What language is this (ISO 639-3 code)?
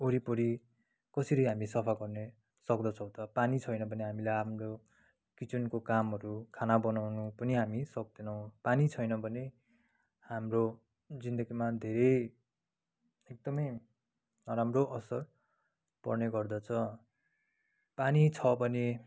nep